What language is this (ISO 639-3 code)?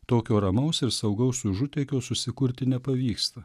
lit